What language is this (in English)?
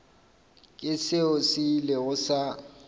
Northern Sotho